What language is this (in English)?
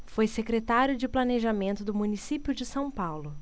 Portuguese